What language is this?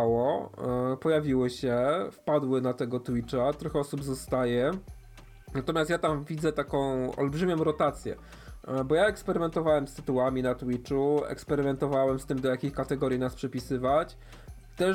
Polish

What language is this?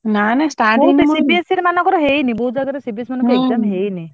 Odia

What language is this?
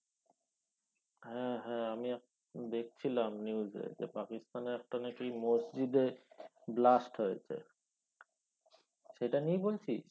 Bangla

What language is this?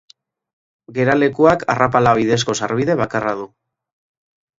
Basque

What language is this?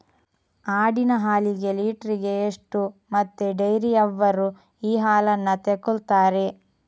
Kannada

